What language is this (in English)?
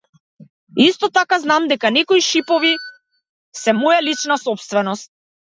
Macedonian